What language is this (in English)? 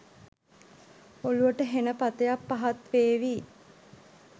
Sinhala